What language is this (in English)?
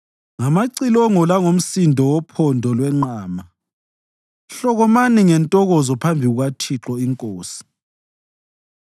North Ndebele